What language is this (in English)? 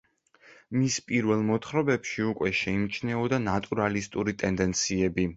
Georgian